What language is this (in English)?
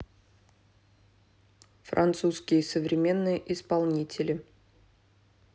Russian